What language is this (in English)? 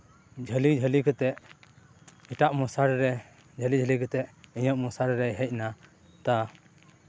Santali